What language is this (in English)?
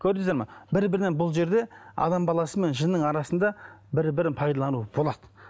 Kazakh